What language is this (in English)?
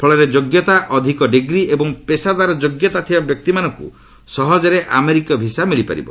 Odia